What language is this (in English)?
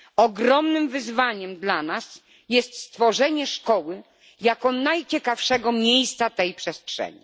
Polish